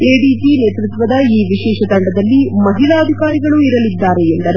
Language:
Kannada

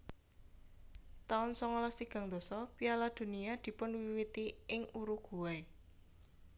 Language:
Javanese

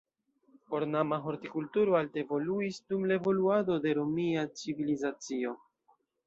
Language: Esperanto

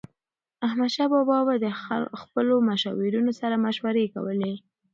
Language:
Pashto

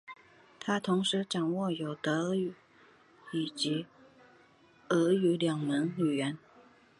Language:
Chinese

